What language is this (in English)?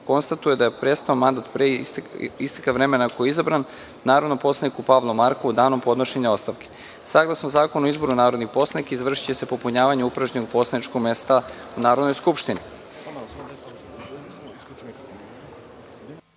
Serbian